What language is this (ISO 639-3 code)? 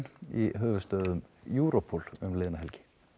isl